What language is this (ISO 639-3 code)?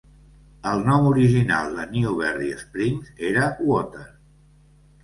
cat